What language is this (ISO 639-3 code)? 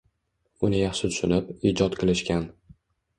uzb